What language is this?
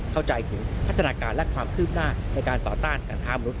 Thai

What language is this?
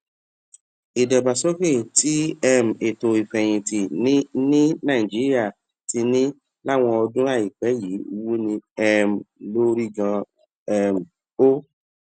Yoruba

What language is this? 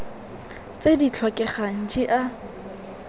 Tswana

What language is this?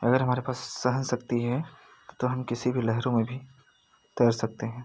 Hindi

